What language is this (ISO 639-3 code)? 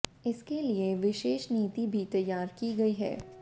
hin